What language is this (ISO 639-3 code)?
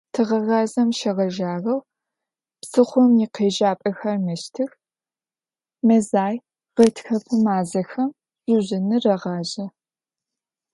ady